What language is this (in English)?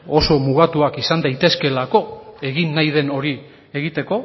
Basque